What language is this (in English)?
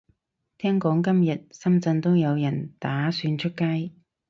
Cantonese